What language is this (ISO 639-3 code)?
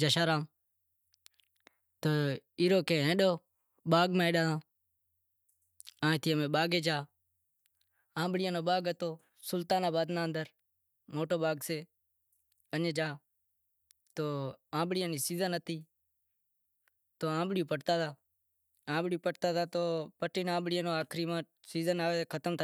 kxp